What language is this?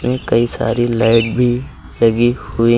Hindi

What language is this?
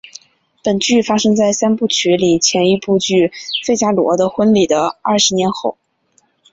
Chinese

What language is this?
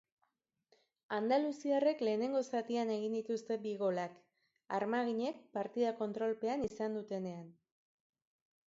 Basque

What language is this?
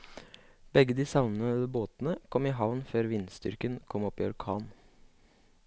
Norwegian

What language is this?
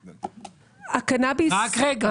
Hebrew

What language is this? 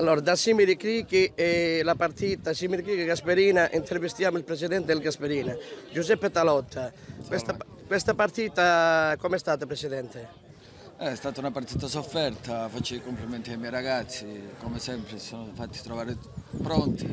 Italian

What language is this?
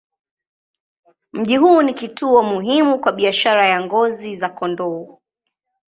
Swahili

